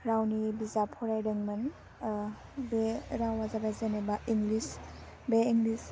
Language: Bodo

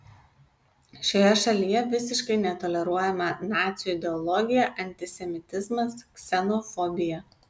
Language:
Lithuanian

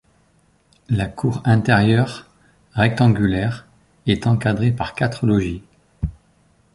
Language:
French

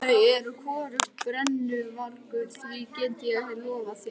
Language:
Icelandic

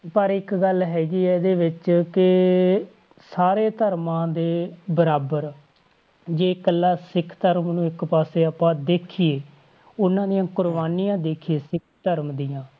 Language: Punjabi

